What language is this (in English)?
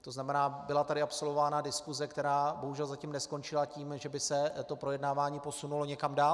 Czech